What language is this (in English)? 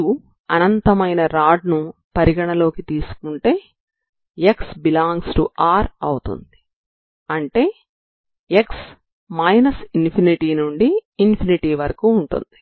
Telugu